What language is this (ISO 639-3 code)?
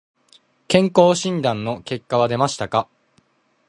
jpn